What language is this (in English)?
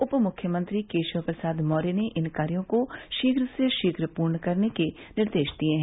Hindi